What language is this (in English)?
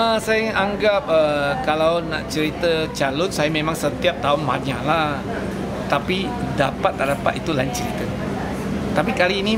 Malay